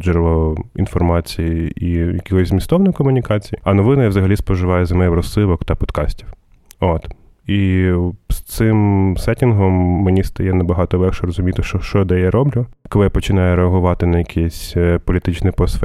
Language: Ukrainian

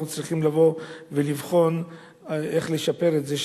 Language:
Hebrew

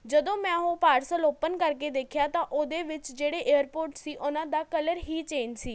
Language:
Punjabi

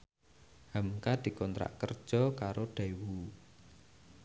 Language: Javanese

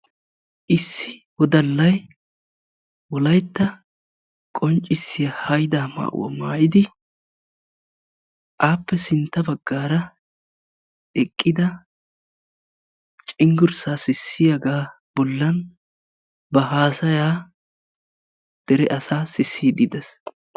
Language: Wolaytta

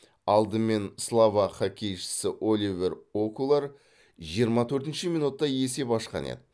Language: Kazakh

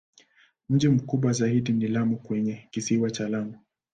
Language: Swahili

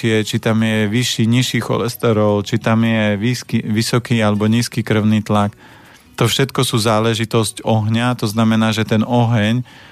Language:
Slovak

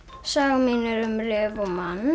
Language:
Icelandic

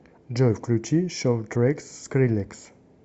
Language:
Russian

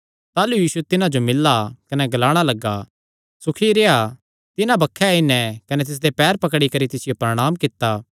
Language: Kangri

